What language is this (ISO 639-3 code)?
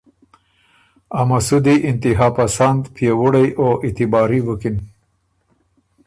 oru